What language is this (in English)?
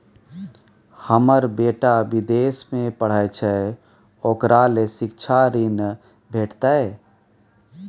Maithili